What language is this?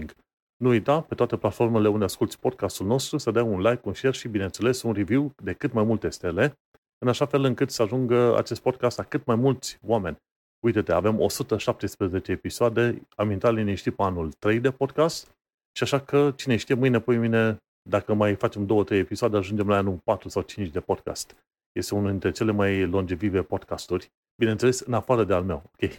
Romanian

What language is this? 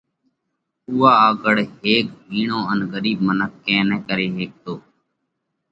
Parkari Koli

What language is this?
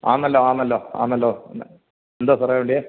Malayalam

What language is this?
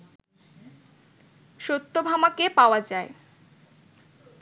Bangla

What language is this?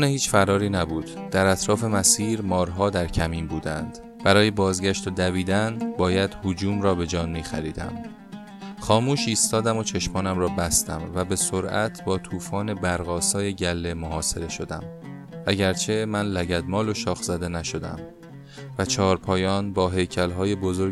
Persian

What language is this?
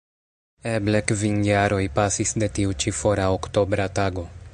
Esperanto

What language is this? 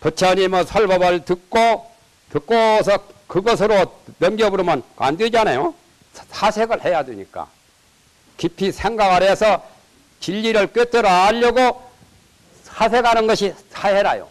Korean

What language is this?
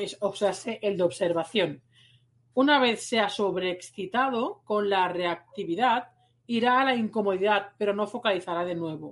Spanish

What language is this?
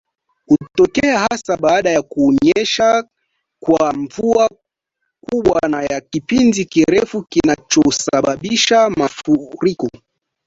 Swahili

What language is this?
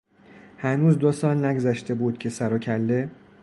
Persian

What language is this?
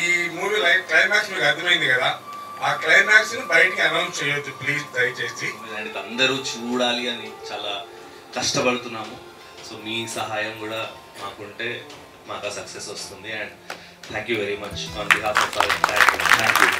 Telugu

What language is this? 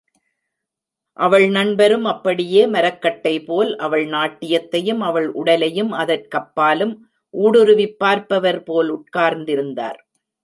Tamil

